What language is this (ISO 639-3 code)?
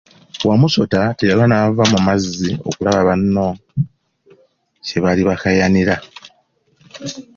lug